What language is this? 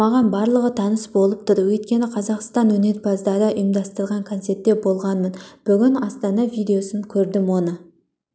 Kazakh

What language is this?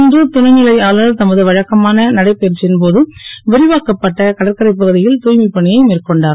Tamil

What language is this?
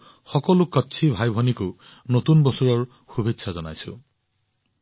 Assamese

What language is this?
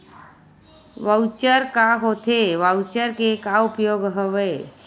Chhattisgarhi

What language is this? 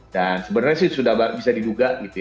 Indonesian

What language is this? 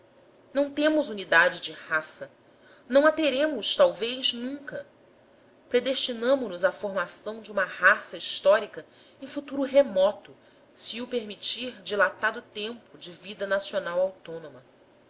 Portuguese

